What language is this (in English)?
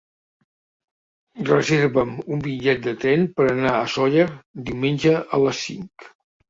Catalan